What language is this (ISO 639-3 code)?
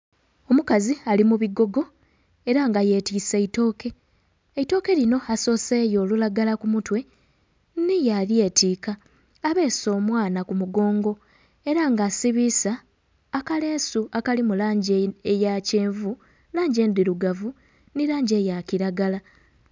xog